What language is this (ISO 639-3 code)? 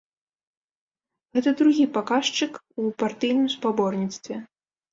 bel